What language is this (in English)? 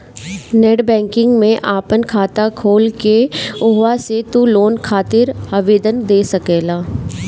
Bhojpuri